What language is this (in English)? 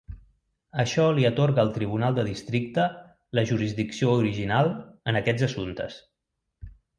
Catalan